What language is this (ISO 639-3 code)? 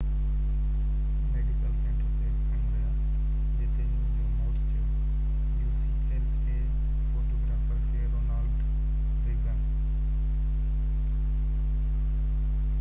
snd